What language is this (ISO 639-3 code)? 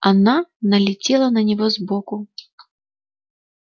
rus